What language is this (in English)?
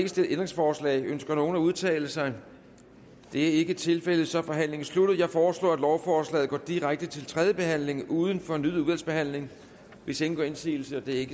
Danish